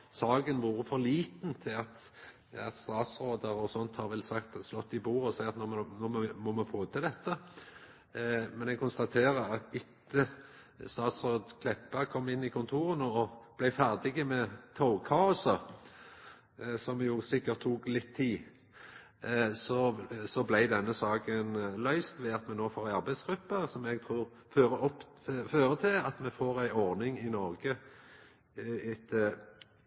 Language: Norwegian Nynorsk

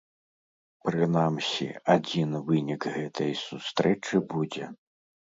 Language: Belarusian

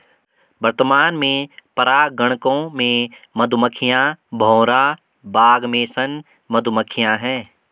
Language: Hindi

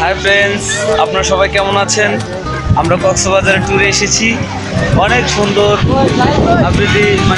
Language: Romanian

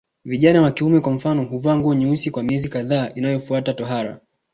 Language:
Swahili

